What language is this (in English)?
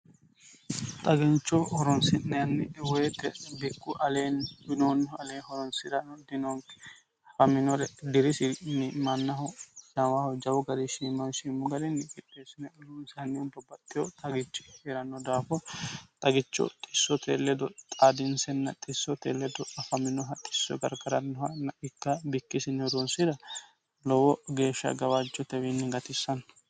Sidamo